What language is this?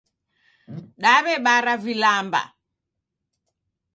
Taita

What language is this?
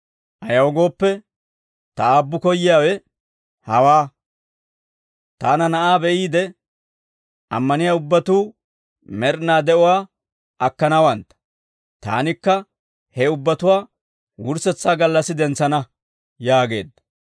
Dawro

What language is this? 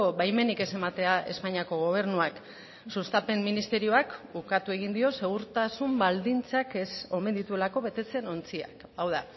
Basque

